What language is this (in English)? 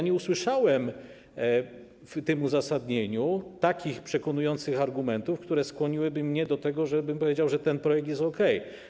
Polish